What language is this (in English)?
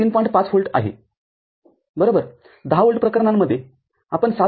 Marathi